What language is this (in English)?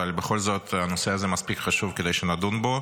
Hebrew